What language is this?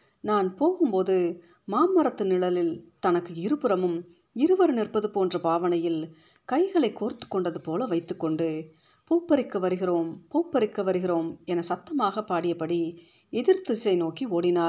Tamil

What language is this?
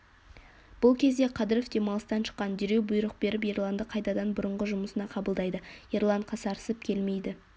Kazakh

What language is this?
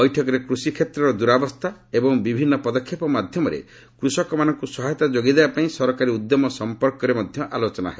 Odia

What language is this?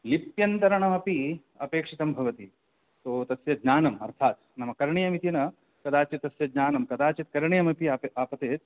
Sanskrit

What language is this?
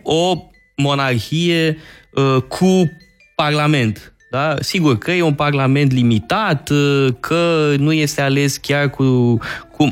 Romanian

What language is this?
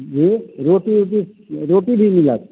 Maithili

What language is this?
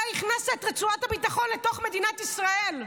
Hebrew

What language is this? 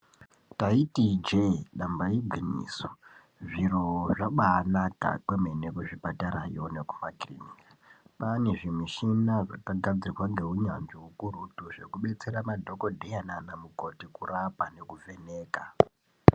Ndau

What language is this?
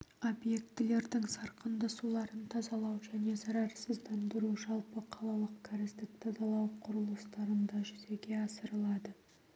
Kazakh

